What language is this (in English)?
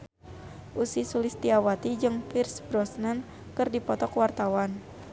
Sundanese